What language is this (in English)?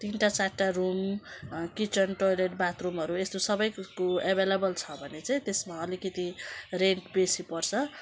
Nepali